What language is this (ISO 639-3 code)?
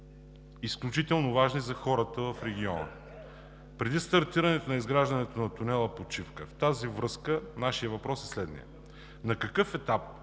bul